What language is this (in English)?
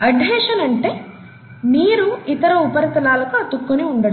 Telugu